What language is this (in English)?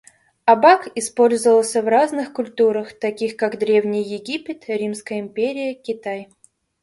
Russian